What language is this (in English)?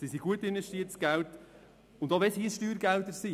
Swiss German